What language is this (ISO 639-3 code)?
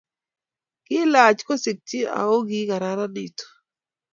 kln